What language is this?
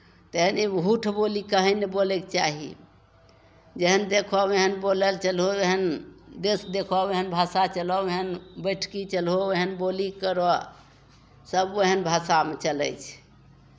Maithili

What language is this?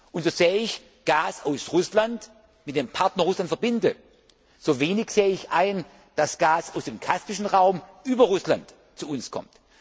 German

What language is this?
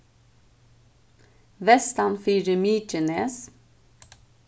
Faroese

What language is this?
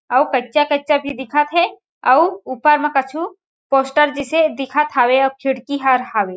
Chhattisgarhi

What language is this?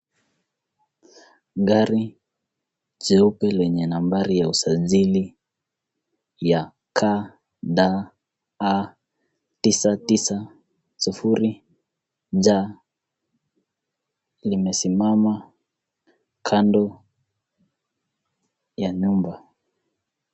Swahili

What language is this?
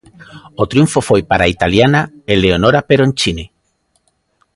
Galician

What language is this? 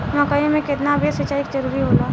Bhojpuri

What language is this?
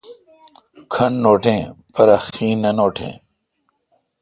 Kalkoti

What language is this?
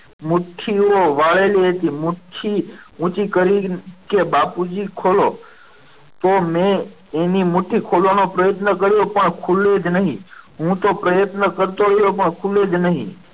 Gujarati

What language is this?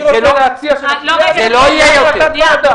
Hebrew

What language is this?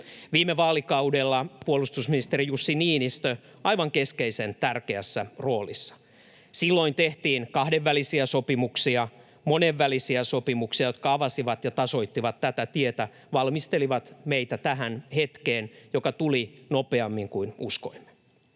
Finnish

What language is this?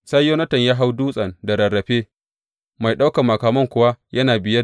Hausa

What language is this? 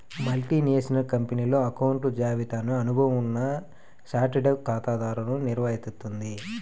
Telugu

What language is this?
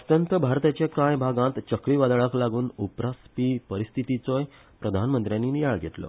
Konkani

